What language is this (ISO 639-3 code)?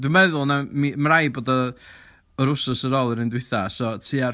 cym